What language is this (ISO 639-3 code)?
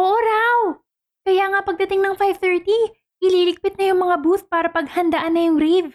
fil